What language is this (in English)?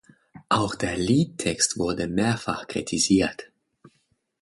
German